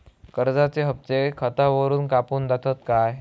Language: Marathi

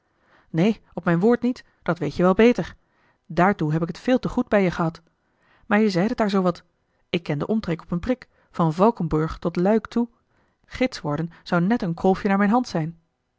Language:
Dutch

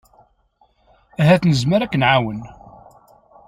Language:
Kabyle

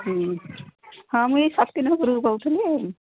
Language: Odia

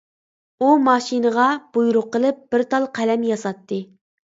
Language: Uyghur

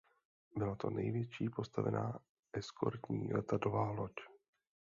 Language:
Czech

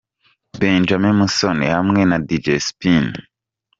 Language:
Kinyarwanda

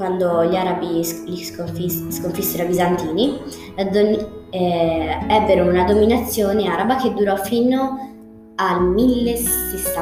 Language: Italian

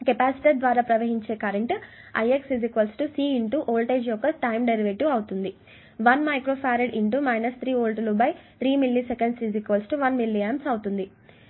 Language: Telugu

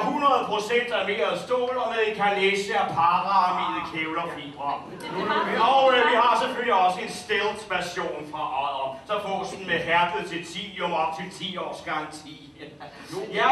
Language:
Danish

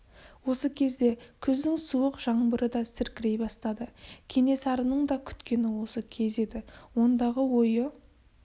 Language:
Kazakh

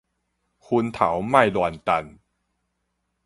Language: Min Nan Chinese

